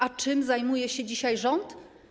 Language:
Polish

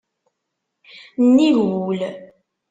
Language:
Kabyle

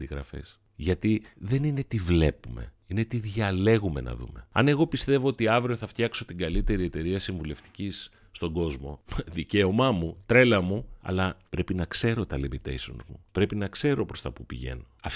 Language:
Greek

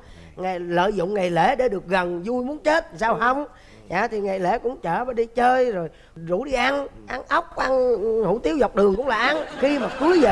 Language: Vietnamese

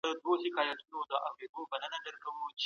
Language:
Pashto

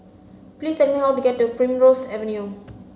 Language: English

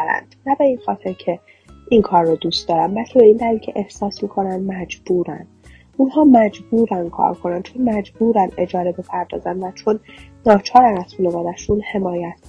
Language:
Persian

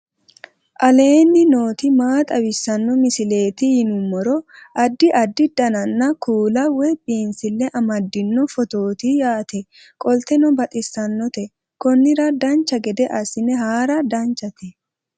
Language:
Sidamo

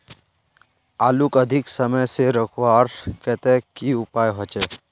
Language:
Magahi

